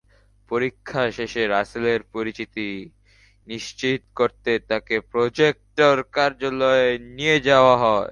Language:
Bangla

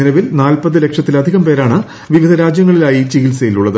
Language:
Malayalam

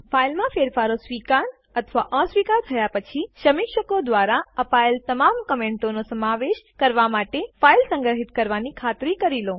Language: Gujarati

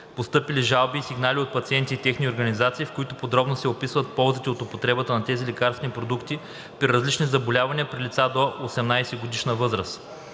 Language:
Bulgarian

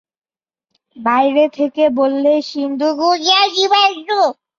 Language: Bangla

